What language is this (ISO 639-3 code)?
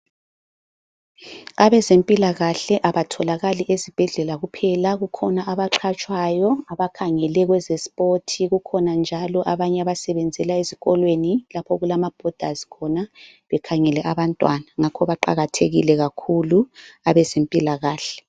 nde